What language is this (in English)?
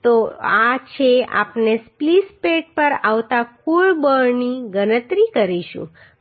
Gujarati